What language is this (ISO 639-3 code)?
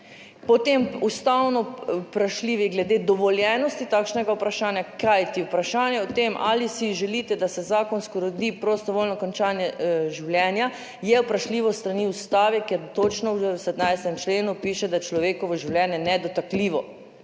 slv